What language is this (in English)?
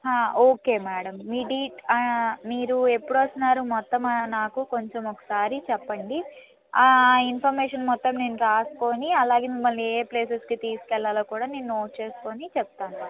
Telugu